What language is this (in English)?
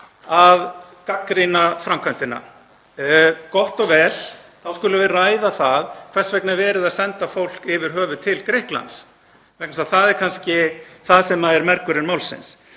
Icelandic